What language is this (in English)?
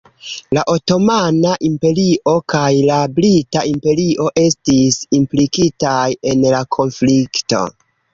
Esperanto